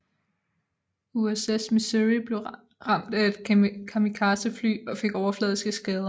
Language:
Danish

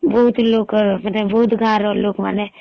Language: Odia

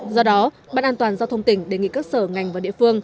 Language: Vietnamese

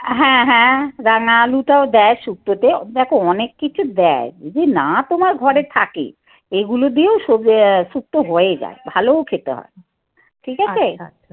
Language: Bangla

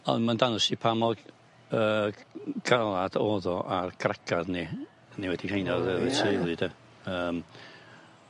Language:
Welsh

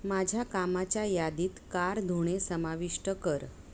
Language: Marathi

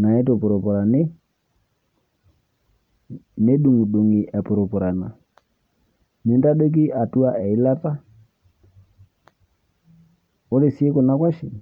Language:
Masai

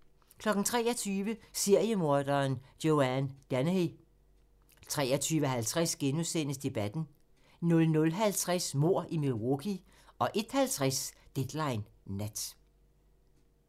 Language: Danish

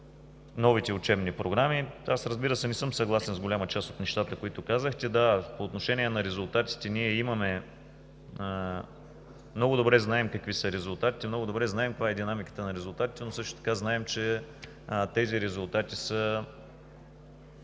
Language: Bulgarian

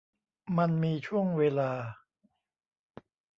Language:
Thai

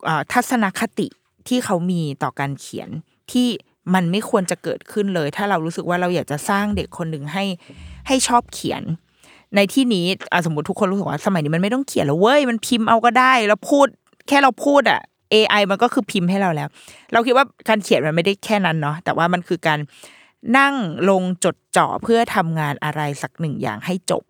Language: Thai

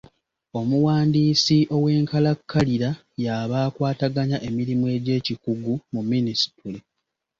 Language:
Ganda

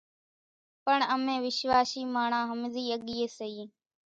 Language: Kachi Koli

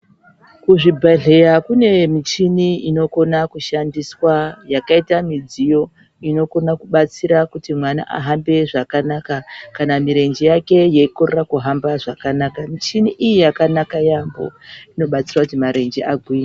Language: Ndau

